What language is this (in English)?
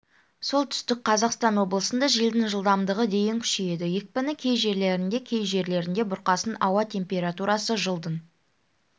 Kazakh